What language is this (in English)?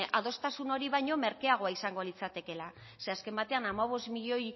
Basque